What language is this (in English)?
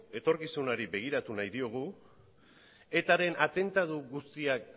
Basque